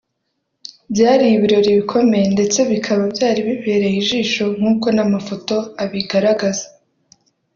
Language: Kinyarwanda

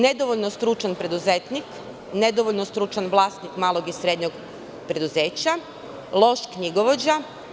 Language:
Serbian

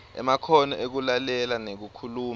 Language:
Swati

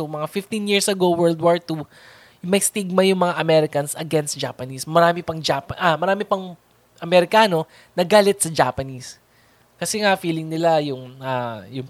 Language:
Filipino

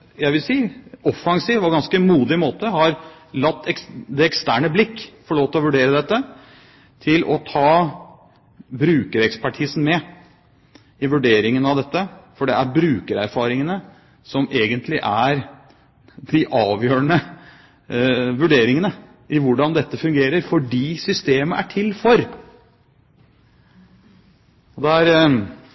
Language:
Norwegian Bokmål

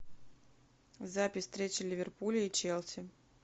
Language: Russian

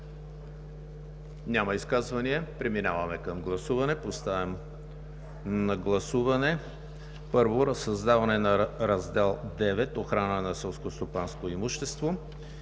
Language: Bulgarian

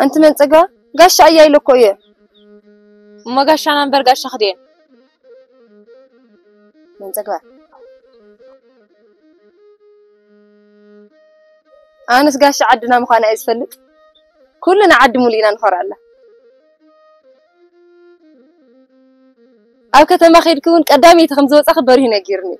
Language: Arabic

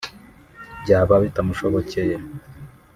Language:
Kinyarwanda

